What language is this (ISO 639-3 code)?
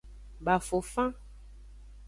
ajg